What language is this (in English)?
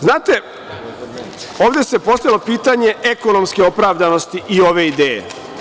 Serbian